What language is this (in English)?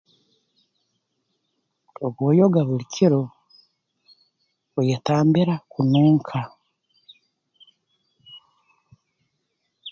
Tooro